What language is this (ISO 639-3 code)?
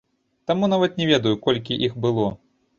bel